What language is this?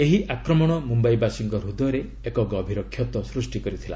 Odia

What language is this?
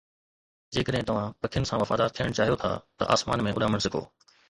Sindhi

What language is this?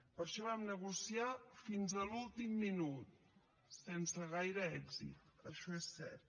Catalan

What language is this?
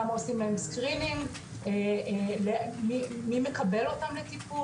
Hebrew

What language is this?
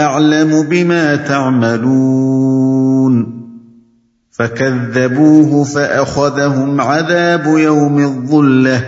Urdu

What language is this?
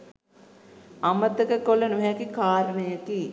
Sinhala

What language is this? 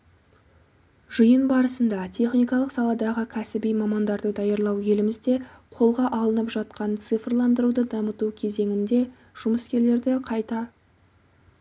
Kazakh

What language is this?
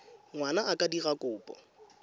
Tswana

